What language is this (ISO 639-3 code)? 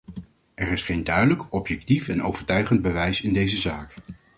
nld